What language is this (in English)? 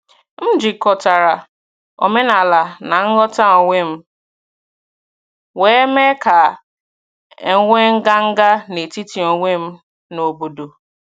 Igbo